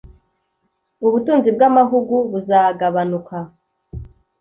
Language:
Kinyarwanda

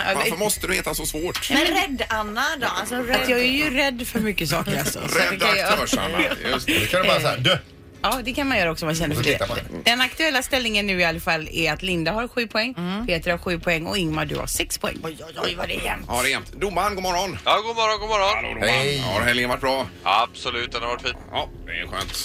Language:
Swedish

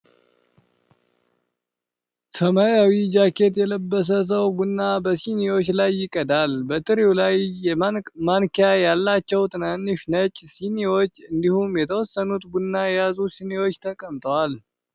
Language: Amharic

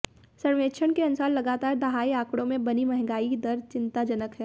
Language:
Hindi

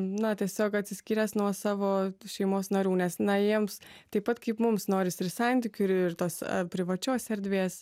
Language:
Lithuanian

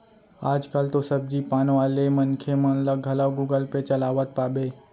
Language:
Chhattisgarhi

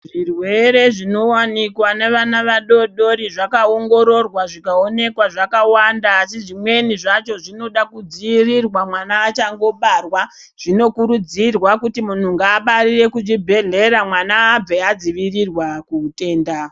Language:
Ndau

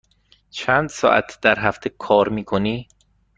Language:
Persian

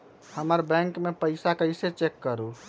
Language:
Magahi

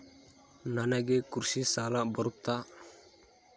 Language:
Kannada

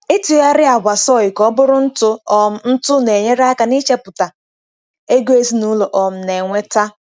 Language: Igbo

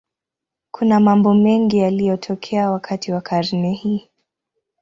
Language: Swahili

